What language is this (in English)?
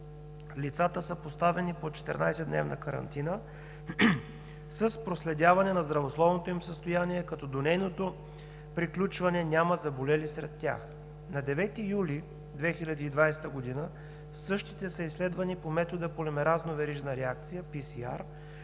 Bulgarian